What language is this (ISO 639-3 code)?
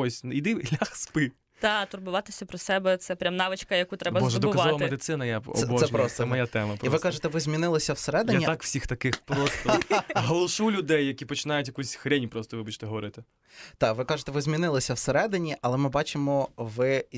ukr